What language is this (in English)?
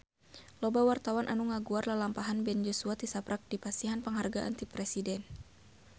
Sundanese